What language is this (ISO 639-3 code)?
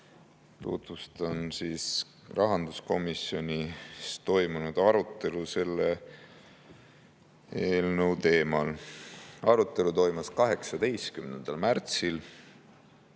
est